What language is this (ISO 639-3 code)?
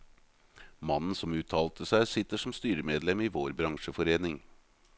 nor